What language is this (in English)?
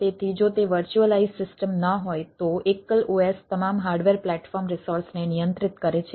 Gujarati